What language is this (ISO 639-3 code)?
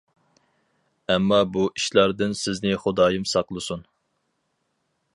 uig